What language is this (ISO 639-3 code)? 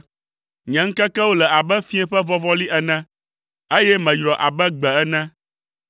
ewe